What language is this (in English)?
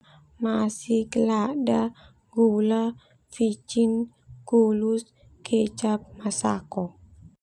Termanu